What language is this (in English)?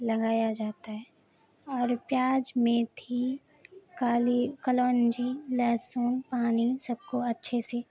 Urdu